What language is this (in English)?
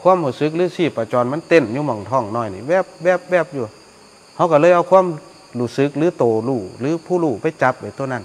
Thai